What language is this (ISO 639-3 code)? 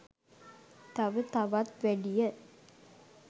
sin